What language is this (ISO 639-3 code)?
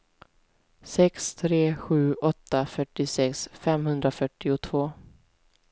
swe